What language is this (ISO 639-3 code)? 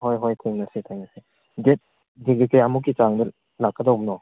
mni